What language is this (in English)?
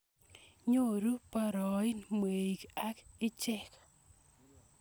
Kalenjin